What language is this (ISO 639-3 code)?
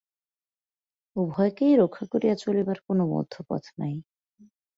ben